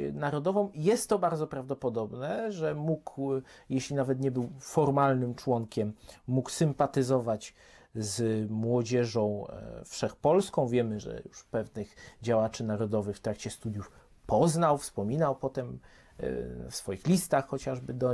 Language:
Polish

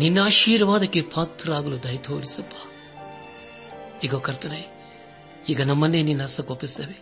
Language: Kannada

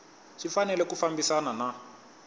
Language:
Tsonga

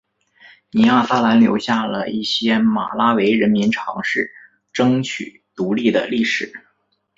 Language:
Chinese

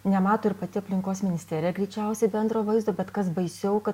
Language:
Lithuanian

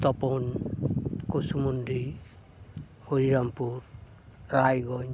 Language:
Santali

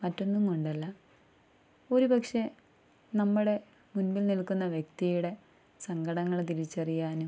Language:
Malayalam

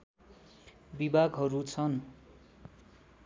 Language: Nepali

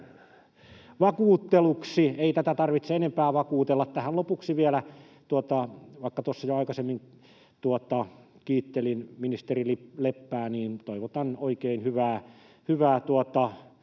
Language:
Finnish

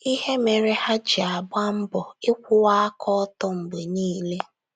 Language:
Igbo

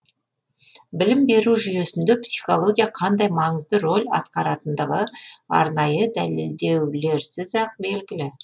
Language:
Kazakh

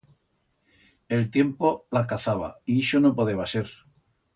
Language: Aragonese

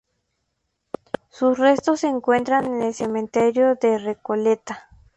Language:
Spanish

